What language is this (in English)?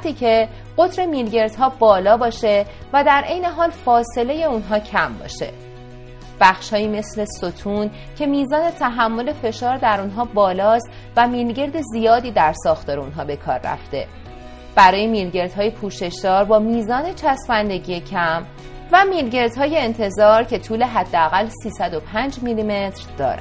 Persian